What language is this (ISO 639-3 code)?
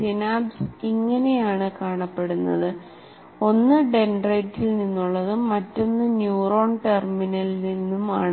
mal